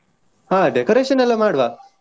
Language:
Kannada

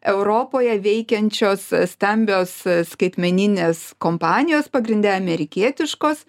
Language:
Lithuanian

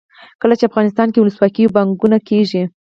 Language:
Pashto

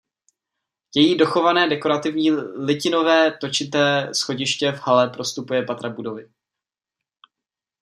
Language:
Czech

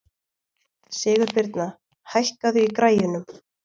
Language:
Icelandic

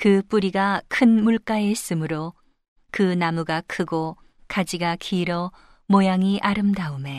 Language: Korean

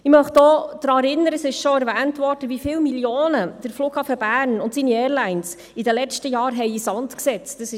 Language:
Swiss German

